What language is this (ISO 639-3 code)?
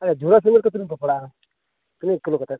sat